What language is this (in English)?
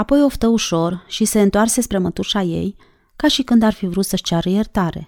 Romanian